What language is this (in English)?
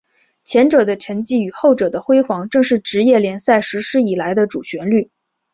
Chinese